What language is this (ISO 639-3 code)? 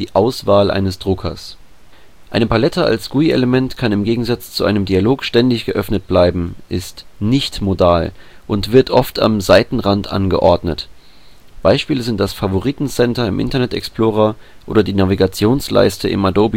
deu